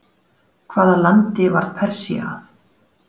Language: Icelandic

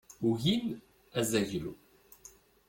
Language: Kabyle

